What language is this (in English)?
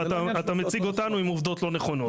Hebrew